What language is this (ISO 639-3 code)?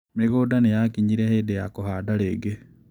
kik